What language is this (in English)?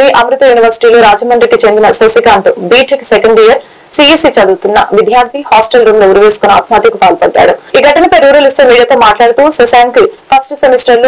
Telugu